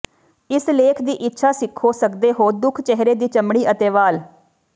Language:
Punjabi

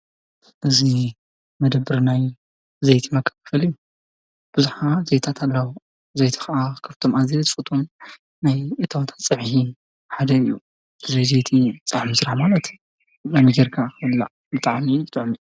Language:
Tigrinya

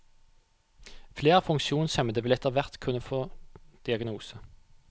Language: Norwegian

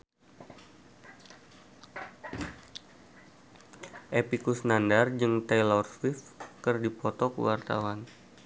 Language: Sundanese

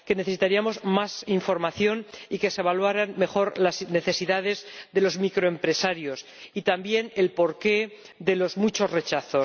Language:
Spanish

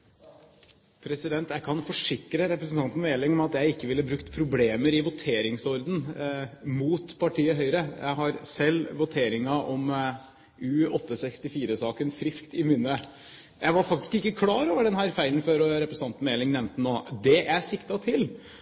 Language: Norwegian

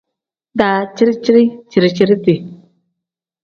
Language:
Tem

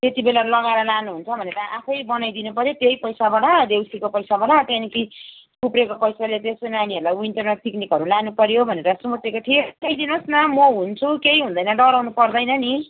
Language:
Nepali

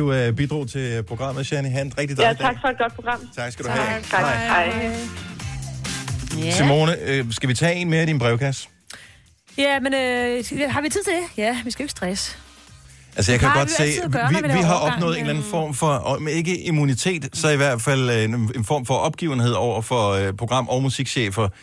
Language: Danish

